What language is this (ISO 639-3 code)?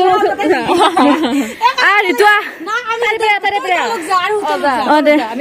ind